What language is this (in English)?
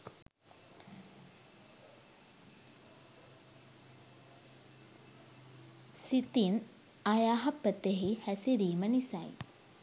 Sinhala